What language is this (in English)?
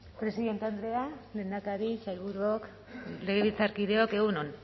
Basque